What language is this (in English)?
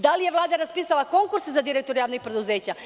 Serbian